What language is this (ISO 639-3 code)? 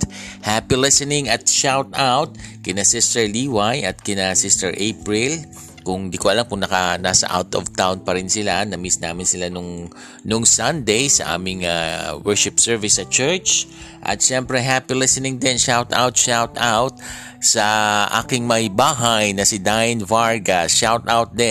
fil